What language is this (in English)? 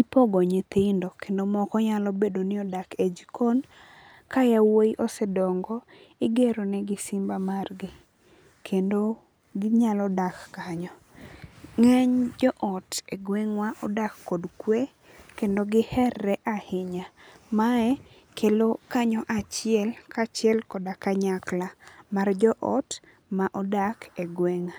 Luo (Kenya and Tanzania)